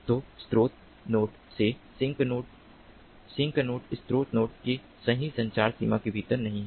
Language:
Hindi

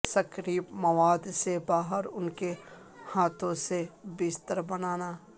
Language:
Urdu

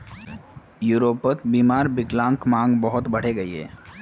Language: Magahi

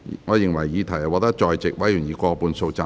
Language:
Cantonese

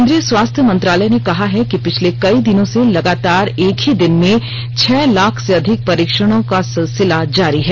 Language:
Hindi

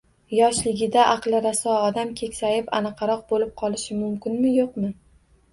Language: Uzbek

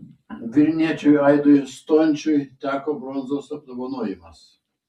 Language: Lithuanian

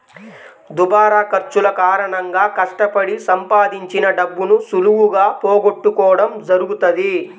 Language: Telugu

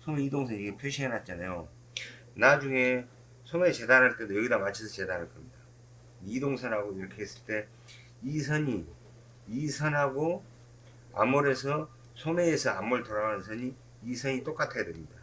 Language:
Korean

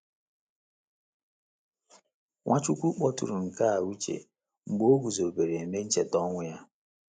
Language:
Igbo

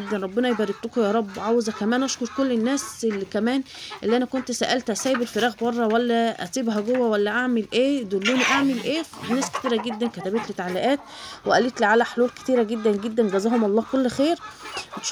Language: Arabic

